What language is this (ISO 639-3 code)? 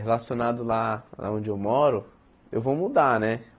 por